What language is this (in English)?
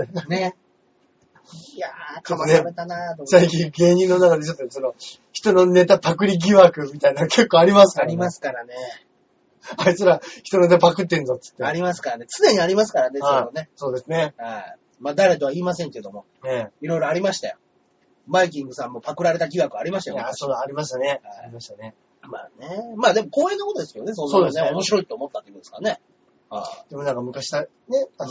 Japanese